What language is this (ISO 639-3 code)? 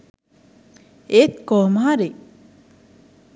sin